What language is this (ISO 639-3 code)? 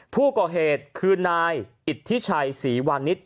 tha